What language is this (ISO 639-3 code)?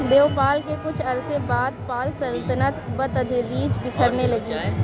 urd